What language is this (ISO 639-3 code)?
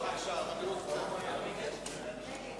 heb